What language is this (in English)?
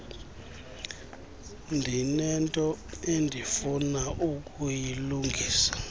Xhosa